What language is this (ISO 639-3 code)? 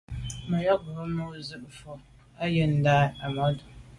byv